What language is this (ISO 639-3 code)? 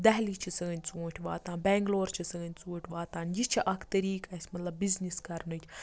kas